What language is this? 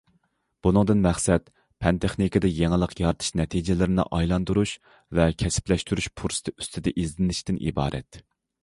Uyghur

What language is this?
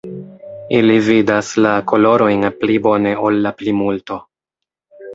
Esperanto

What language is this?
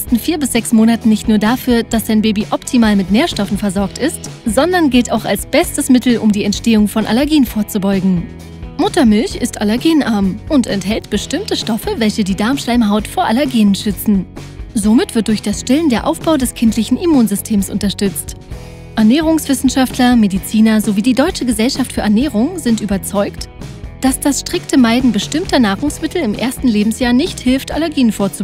German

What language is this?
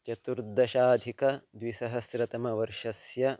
Sanskrit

